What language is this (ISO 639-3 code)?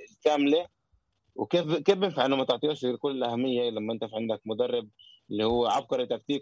ara